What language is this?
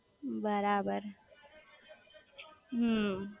Gujarati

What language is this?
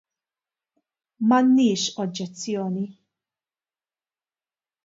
Maltese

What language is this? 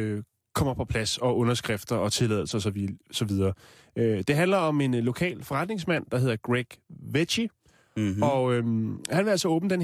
Danish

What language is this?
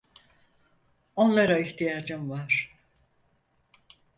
Turkish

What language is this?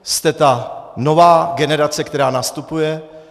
Czech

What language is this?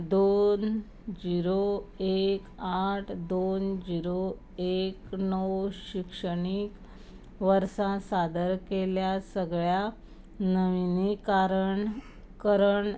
Konkani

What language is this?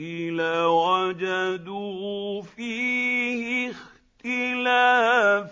Arabic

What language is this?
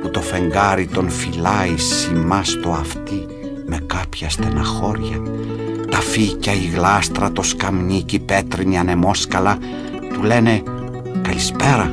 Greek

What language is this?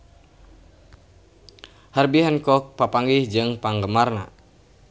Sundanese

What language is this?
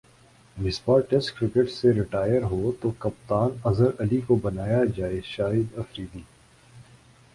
Urdu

